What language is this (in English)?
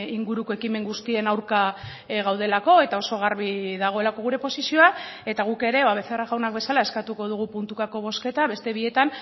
Basque